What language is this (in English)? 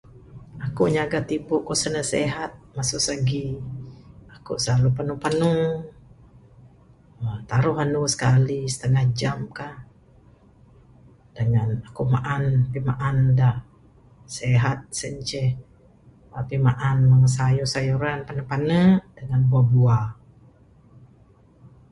Bukar-Sadung Bidayuh